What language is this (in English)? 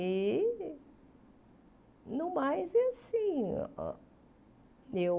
Portuguese